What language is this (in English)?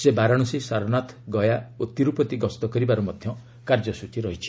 Odia